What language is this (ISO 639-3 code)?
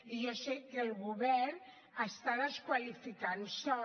cat